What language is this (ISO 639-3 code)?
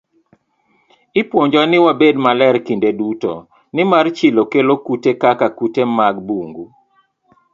luo